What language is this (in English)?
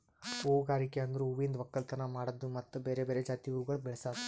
Kannada